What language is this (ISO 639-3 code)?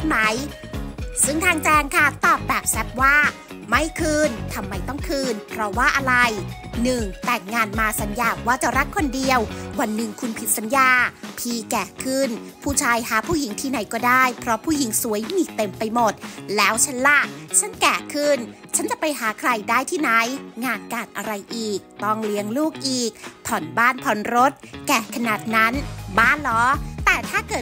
tha